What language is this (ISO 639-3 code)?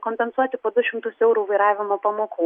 lit